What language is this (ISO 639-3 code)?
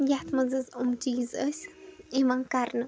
kas